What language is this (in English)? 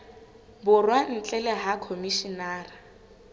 Southern Sotho